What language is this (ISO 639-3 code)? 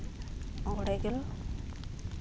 sat